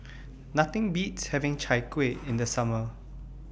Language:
English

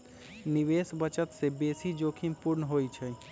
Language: Magahi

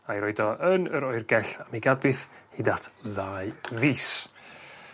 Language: Welsh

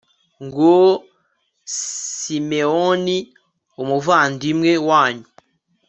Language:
Kinyarwanda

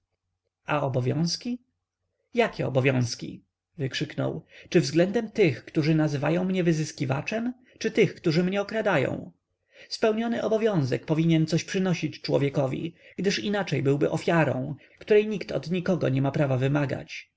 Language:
Polish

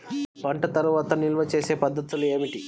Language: Telugu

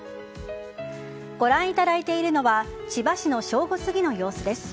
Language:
Japanese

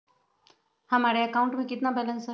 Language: Magahi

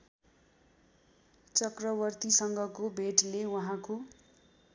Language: Nepali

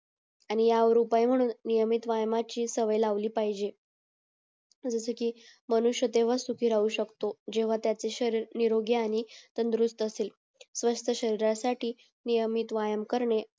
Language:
Marathi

